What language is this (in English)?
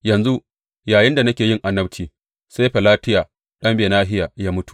Hausa